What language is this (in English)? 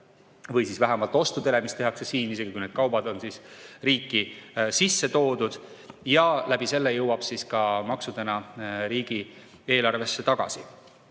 Estonian